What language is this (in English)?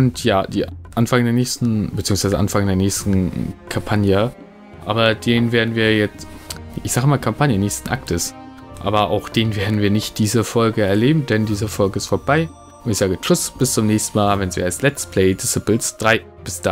German